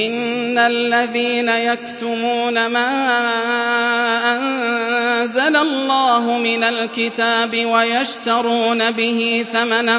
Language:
Arabic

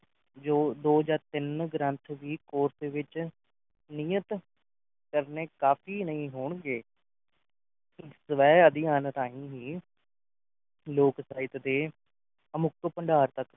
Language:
Punjabi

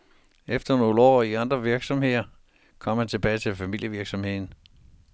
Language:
Danish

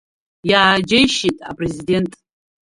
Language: Abkhazian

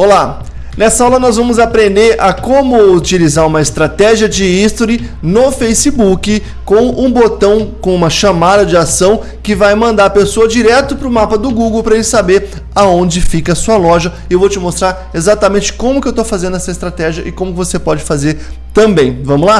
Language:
Portuguese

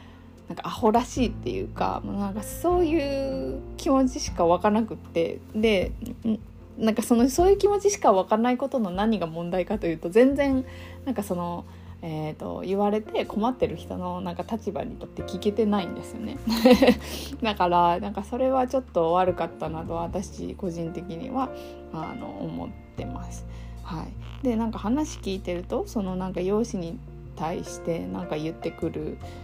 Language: Japanese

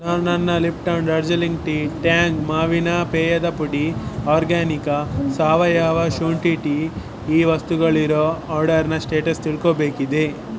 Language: Kannada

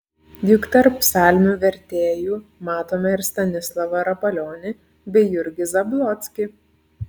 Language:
Lithuanian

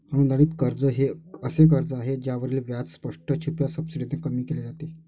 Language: Marathi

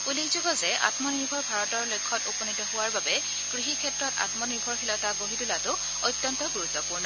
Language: Assamese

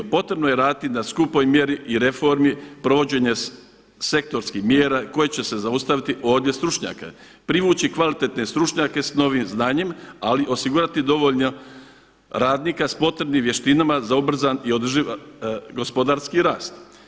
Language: Croatian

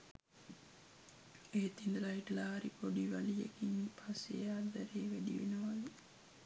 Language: Sinhala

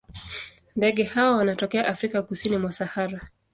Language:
Swahili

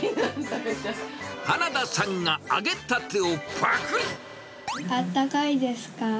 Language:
Japanese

